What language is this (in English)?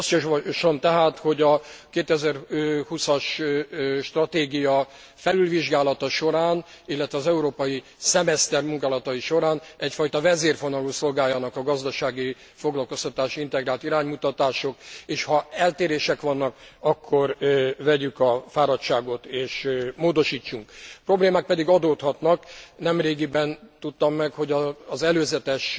Hungarian